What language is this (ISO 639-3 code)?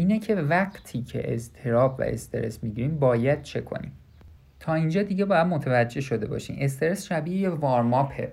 fas